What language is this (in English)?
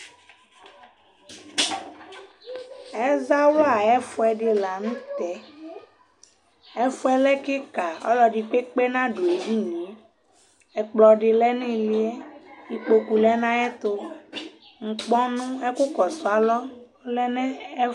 Ikposo